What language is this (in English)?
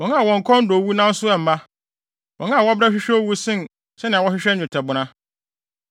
Akan